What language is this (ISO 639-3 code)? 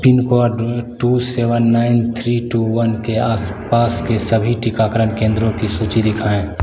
hin